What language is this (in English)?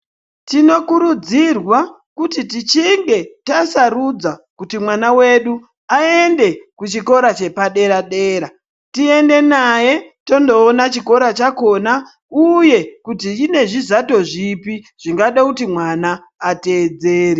Ndau